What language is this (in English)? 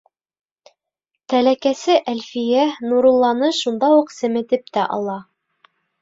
Bashkir